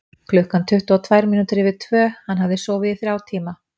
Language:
Icelandic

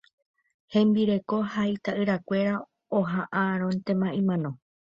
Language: Guarani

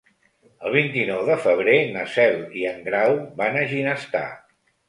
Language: Catalan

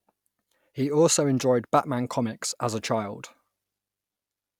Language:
English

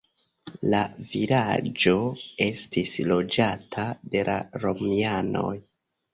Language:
Esperanto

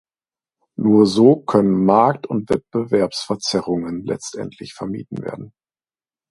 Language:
German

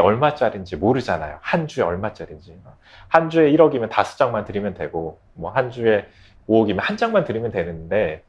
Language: Korean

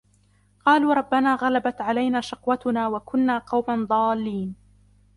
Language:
Arabic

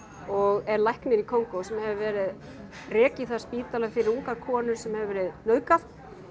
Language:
Icelandic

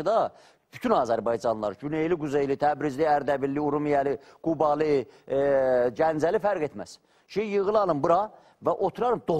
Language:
Turkish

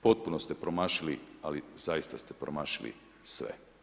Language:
Croatian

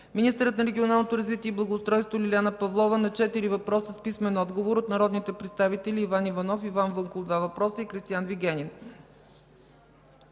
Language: Bulgarian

